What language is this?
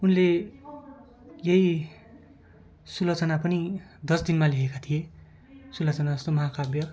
Nepali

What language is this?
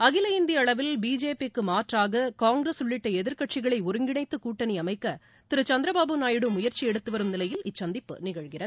Tamil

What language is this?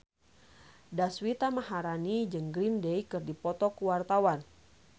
Sundanese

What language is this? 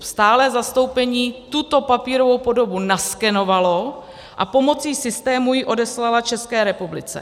Czech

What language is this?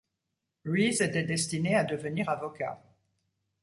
French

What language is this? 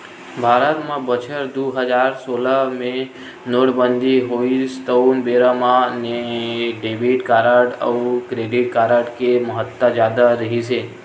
Chhattisgarhi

